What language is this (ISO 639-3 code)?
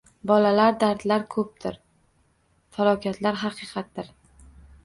uzb